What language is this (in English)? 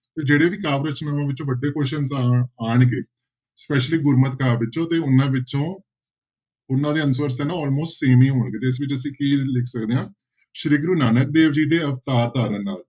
Punjabi